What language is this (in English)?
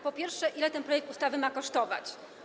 Polish